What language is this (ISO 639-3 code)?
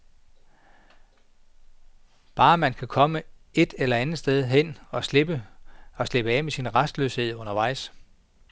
dan